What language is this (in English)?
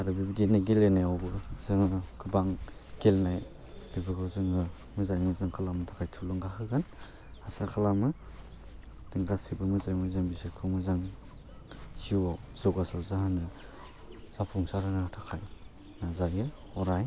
Bodo